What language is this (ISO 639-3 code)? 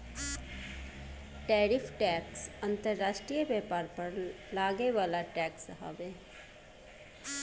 bho